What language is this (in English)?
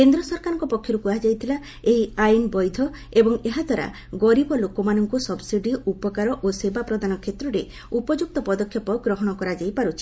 Odia